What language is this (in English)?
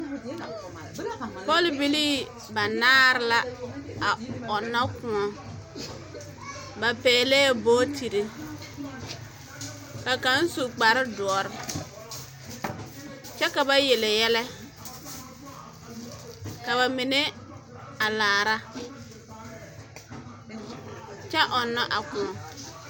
Southern Dagaare